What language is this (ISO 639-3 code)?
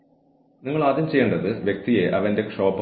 mal